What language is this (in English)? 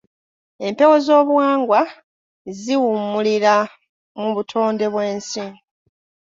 Ganda